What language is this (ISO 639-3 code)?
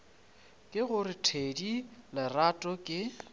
nso